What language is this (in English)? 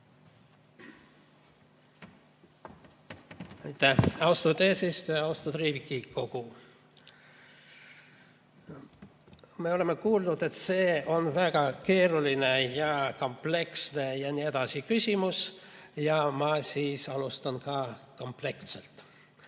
Estonian